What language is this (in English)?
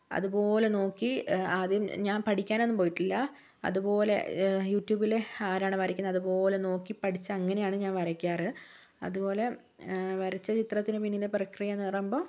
Malayalam